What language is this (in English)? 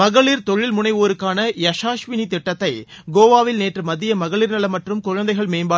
Tamil